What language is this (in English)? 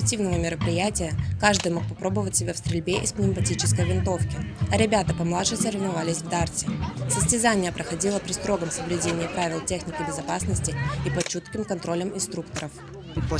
Russian